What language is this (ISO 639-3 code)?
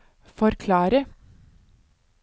nor